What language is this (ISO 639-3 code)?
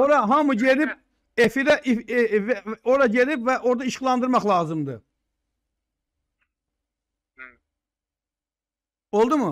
tur